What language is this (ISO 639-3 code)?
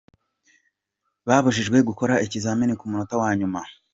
kin